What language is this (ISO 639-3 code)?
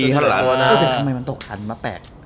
tha